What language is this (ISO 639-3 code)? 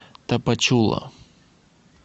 rus